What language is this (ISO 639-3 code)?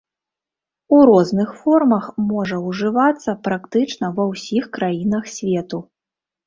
bel